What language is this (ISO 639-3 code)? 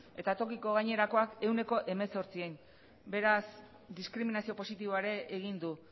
eus